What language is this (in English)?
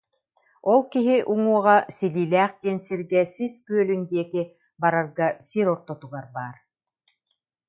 Yakut